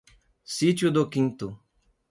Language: Portuguese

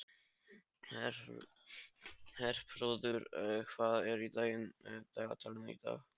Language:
Icelandic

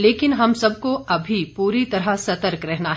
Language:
Hindi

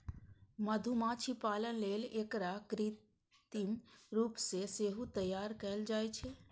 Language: Maithili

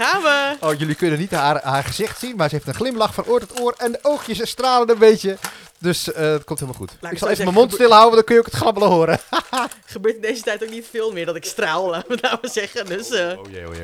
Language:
Dutch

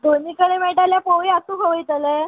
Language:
Konkani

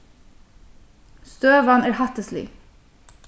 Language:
Faroese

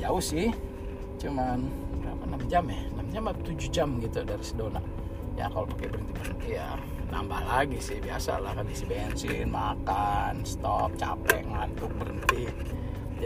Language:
Indonesian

